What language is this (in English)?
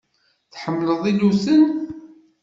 Kabyle